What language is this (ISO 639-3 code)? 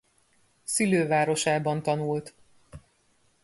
hun